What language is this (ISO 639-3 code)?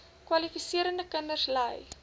afr